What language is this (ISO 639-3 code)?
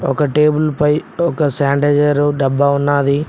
tel